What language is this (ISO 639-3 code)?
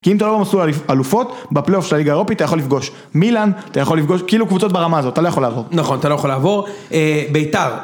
heb